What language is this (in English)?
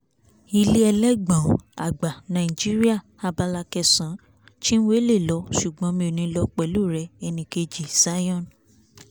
Yoruba